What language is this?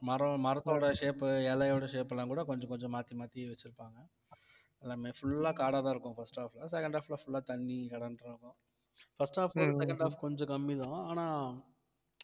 Tamil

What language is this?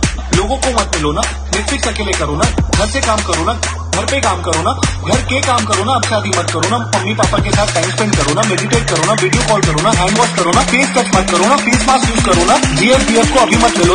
Vietnamese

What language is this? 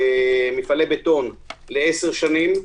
Hebrew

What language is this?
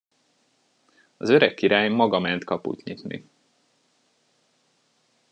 Hungarian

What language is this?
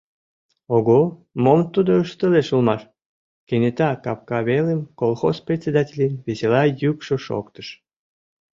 Mari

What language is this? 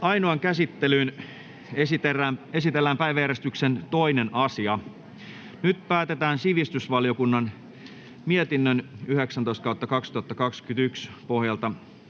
Finnish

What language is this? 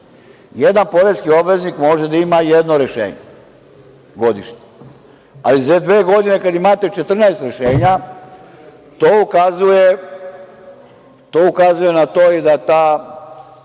Serbian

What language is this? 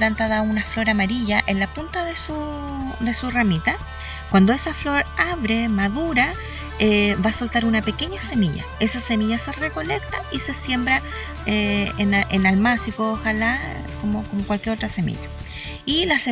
Spanish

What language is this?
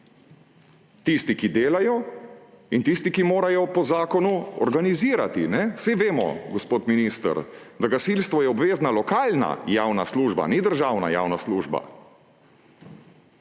Slovenian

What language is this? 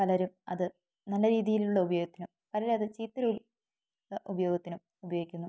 Malayalam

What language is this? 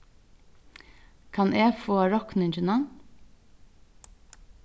Faroese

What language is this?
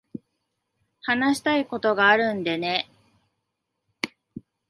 Japanese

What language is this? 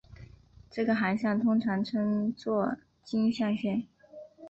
Chinese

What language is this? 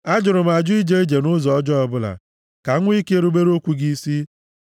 Igbo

